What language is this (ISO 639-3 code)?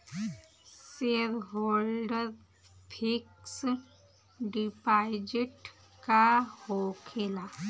bho